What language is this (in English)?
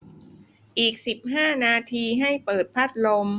Thai